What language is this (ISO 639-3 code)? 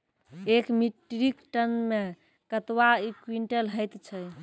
mai